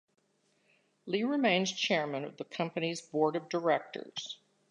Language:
English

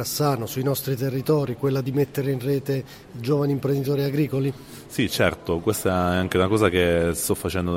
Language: Italian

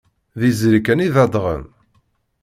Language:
Kabyle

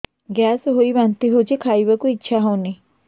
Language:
Odia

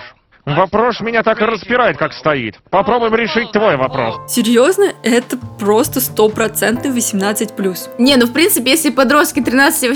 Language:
Russian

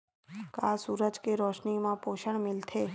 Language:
Chhattisgarhi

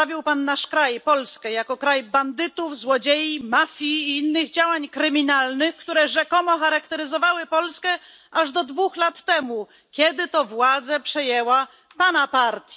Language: Polish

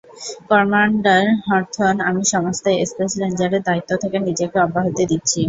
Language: Bangla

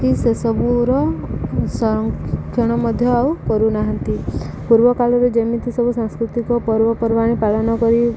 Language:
Odia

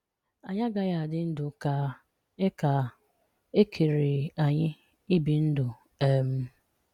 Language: Igbo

